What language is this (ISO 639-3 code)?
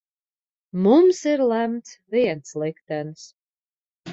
lav